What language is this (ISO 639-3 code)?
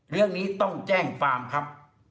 tha